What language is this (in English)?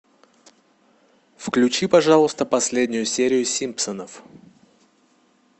Russian